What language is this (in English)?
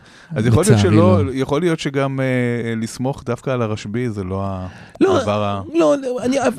Hebrew